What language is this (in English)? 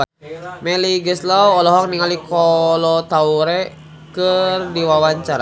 Sundanese